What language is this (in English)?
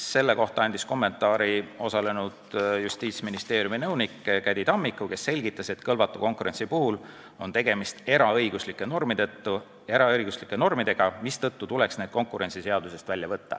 Estonian